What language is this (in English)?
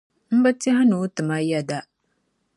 Dagbani